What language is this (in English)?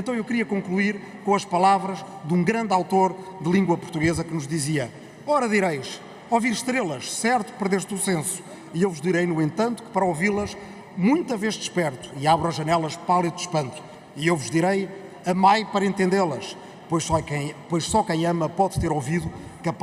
Portuguese